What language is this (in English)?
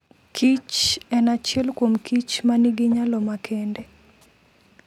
Luo (Kenya and Tanzania)